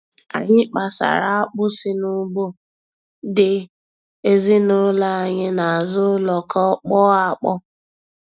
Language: Igbo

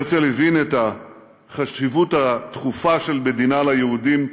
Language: Hebrew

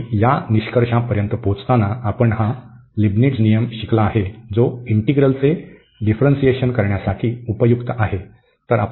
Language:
Marathi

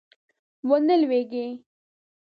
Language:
Pashto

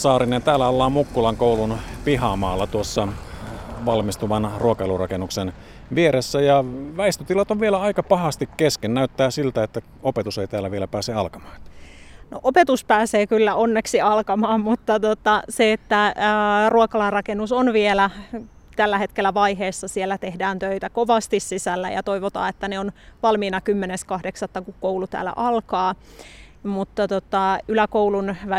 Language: Finnish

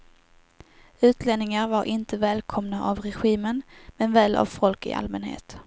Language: Swedish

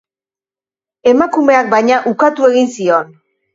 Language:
Basque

